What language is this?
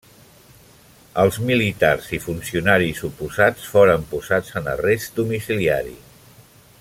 Catalan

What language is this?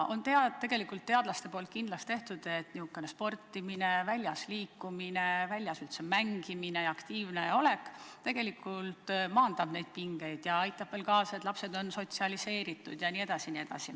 Estonian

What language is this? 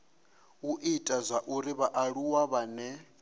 Venda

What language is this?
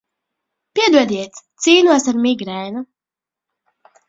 Latvian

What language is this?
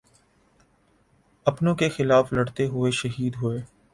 Urdu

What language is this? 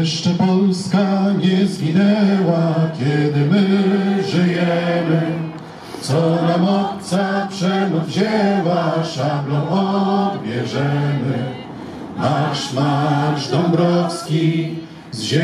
Polish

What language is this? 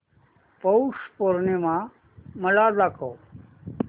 Marathi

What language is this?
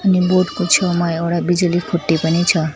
Nepali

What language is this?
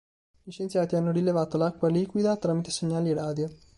Italian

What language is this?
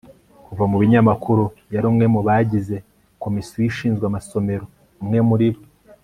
Kinyarwanda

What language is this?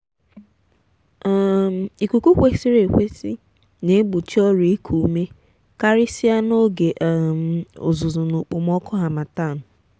Igbo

